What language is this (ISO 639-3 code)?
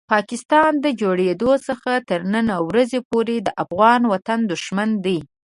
pus